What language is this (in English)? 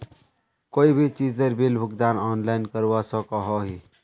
Magahi